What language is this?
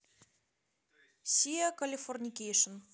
Russian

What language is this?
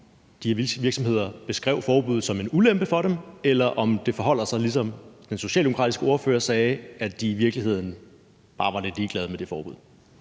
Danish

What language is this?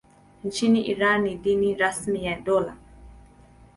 Swahili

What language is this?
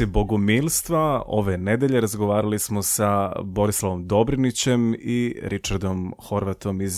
Croatian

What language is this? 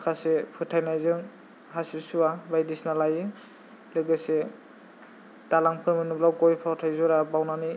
Bodo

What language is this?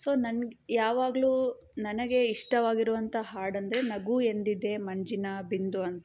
Kannada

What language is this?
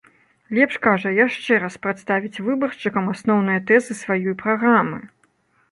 Belarusian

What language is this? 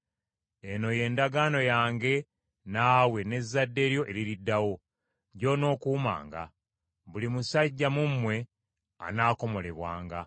Ganda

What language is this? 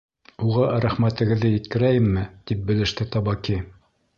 Bashkir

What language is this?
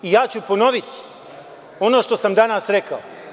Serbian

